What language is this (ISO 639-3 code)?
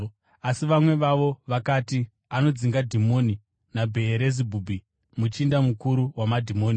sna